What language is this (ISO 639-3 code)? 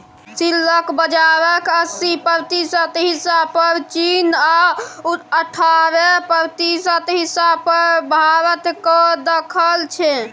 mai